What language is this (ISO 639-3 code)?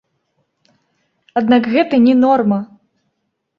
bel